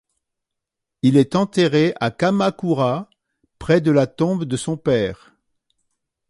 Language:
French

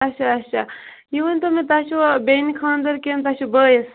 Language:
Kashmiri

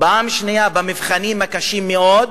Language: Hebrew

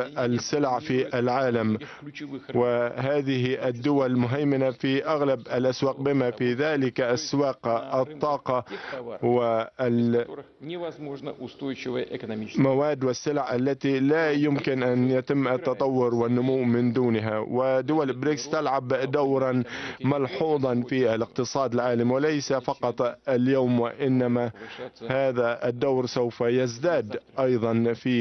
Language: Arabic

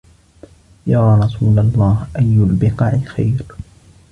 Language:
Arabic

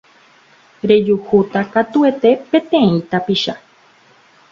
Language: Guarani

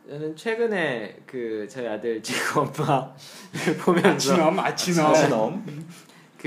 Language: Korean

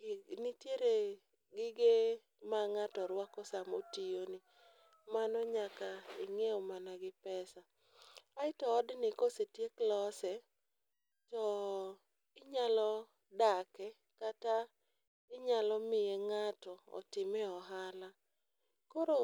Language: Luo (Kenya and Tanzania)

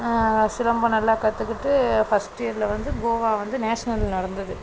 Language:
Tamil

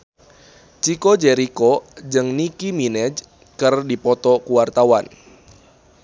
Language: Sundanese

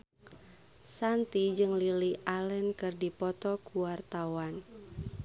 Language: Sundanese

